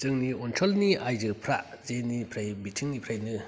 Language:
Bodo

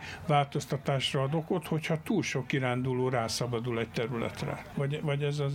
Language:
Hungarian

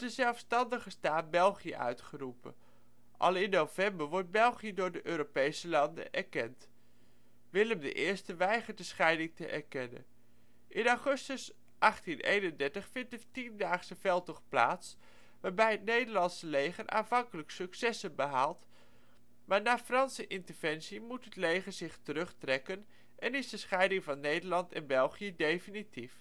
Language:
Dutch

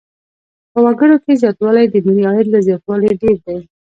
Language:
Pashto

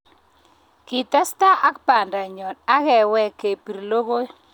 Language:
Kalenjin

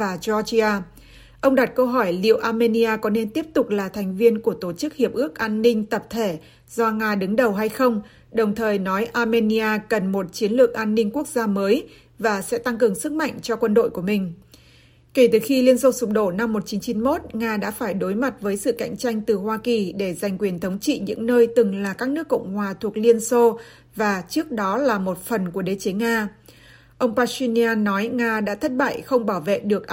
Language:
Vietnamese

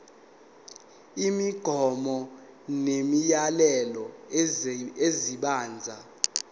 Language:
Zulu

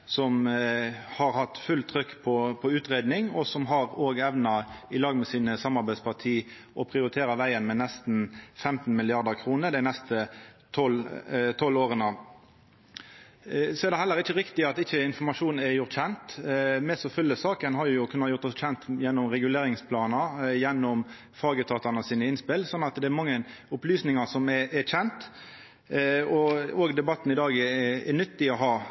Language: Norwegian Nynorsk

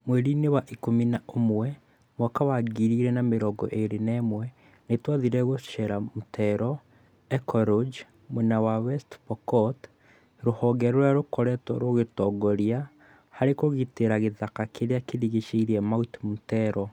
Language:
Kikuyu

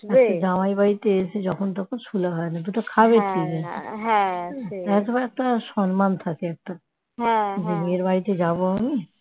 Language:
Bangla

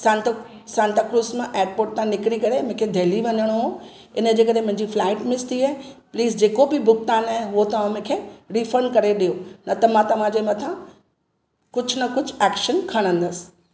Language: Sindhi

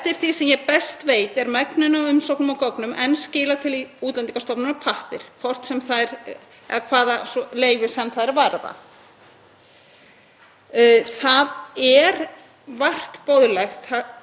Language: Icelandic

